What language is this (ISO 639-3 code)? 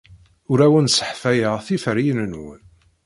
kab